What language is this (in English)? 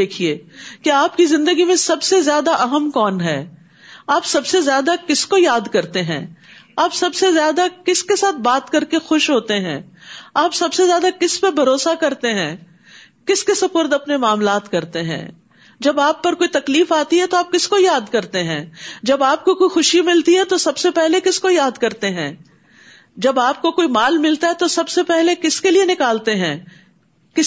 Urdu